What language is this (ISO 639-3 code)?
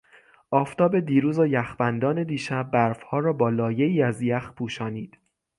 fas